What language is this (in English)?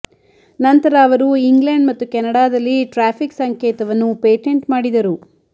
Kannada